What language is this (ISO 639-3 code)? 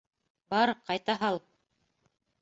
bak